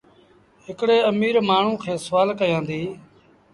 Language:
Sindhi Bhil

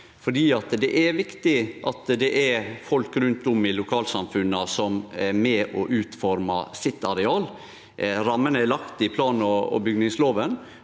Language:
Norwegian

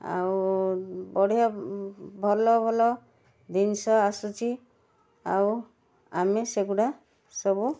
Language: Odia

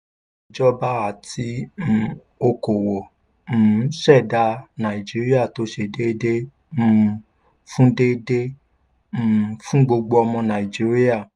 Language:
Yoruba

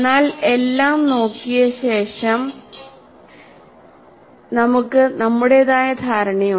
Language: Malayalam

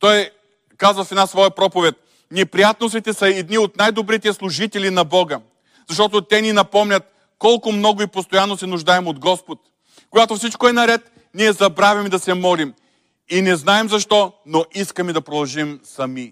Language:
Bulgarian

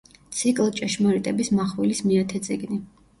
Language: Georgian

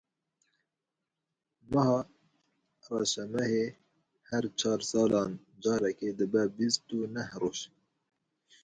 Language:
Kurdish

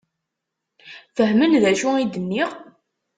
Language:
Kabyle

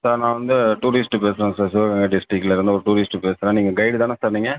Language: Tamil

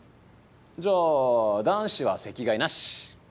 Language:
Japanese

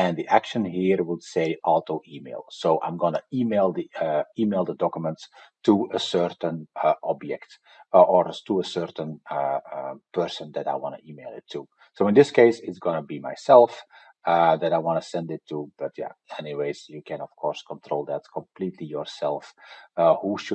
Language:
English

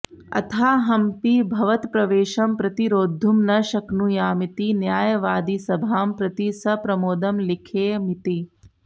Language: Sanskrit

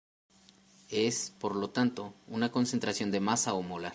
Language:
Spanish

